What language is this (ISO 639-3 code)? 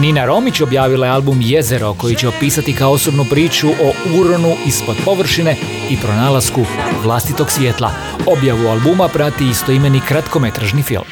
hrv